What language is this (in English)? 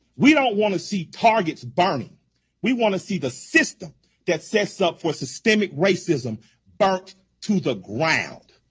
English